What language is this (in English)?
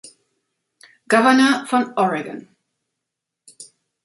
German